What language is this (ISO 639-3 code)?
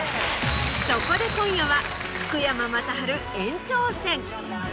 jpn